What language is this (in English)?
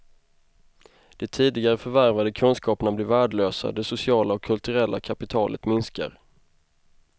Swedish